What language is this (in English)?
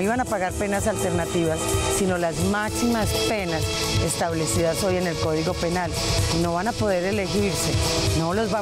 Spanish